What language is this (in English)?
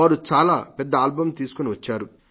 Telugu